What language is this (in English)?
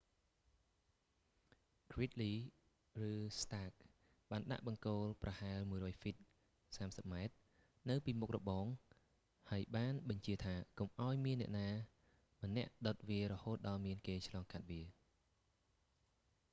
Khmer